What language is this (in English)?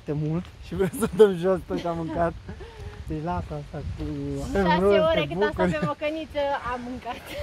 Romanian